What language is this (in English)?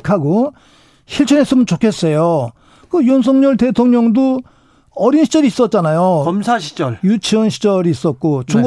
Korean